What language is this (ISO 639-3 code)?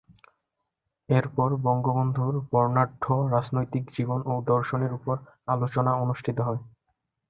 ben